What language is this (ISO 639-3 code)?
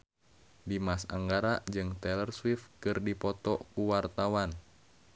sun